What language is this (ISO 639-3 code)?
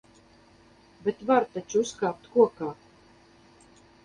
lav